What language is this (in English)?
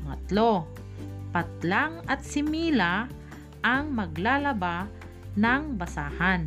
Filipino